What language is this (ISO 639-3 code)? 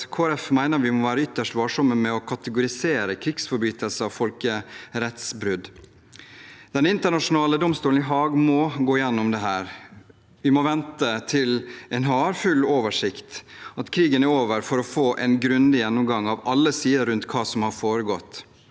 nor